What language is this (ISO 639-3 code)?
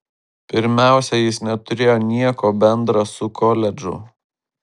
lit